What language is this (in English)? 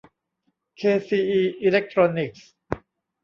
Thai